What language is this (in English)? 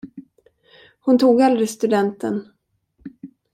Swedish